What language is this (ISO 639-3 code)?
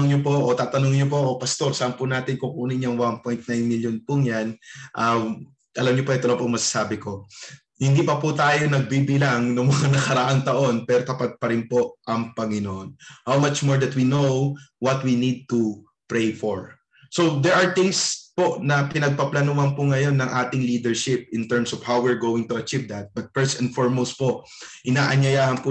fil